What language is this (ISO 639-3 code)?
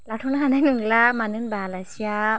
brx